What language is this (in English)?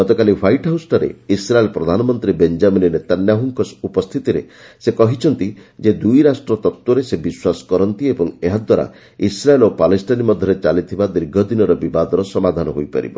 Odia